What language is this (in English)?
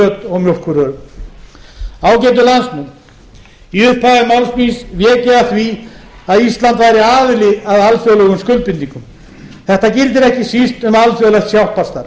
Icelandic